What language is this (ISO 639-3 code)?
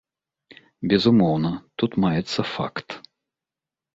bel